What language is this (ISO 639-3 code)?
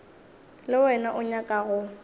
nso